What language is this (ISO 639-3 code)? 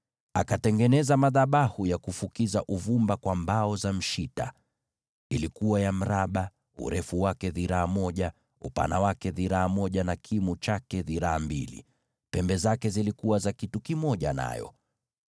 swa